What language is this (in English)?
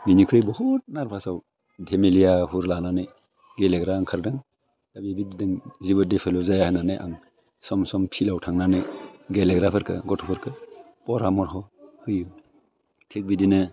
Bodo